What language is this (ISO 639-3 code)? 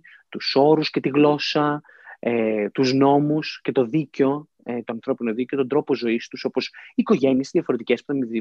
ell